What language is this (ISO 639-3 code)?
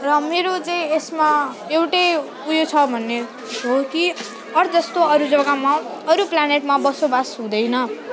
nep